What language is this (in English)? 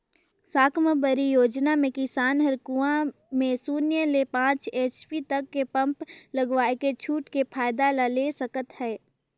Chhattisgarhi